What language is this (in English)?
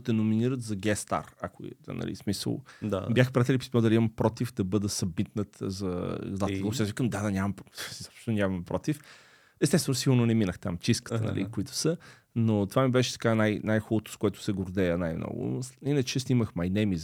Bulgarian